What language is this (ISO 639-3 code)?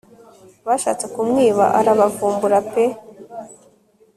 kin